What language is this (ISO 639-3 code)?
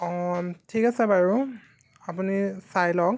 asm